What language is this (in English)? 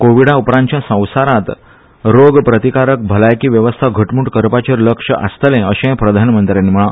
Konkani